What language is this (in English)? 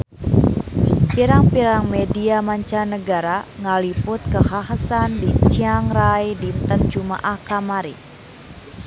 Sundanese